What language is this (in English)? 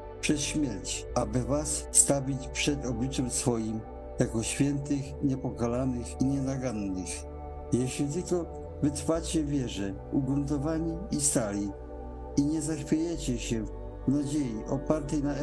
Polish